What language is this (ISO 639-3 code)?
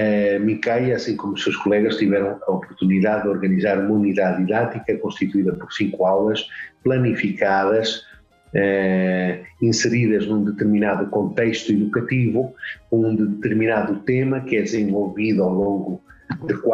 por